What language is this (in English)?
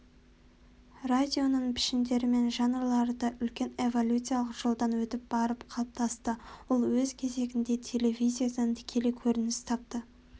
Kazakh